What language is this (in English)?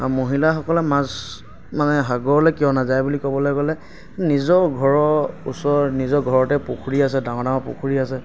Assamese